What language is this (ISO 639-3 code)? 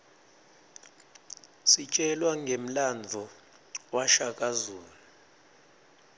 ssw